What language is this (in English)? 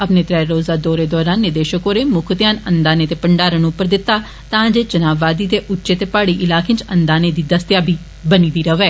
Dogri